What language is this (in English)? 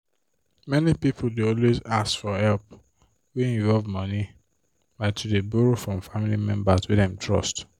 Nigerian Pidgin